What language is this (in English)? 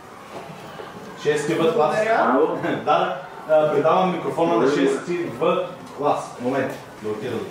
Bulgarian